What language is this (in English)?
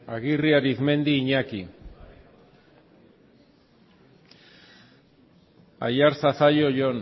Basque